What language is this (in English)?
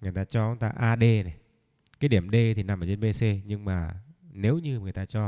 Vietnamese